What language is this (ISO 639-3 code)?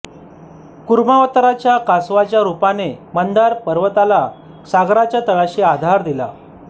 mar